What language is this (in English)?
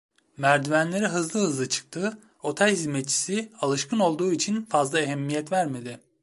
Turkish